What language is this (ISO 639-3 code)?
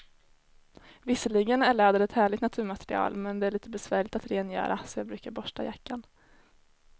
swe